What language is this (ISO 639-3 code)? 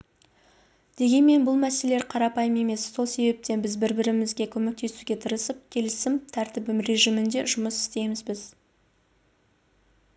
kaz